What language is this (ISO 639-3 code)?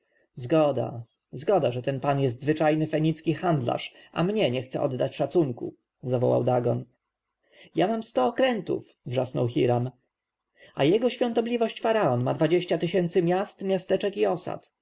pol